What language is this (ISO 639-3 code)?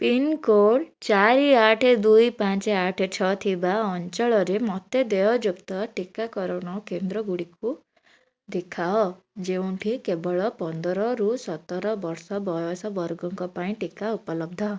ori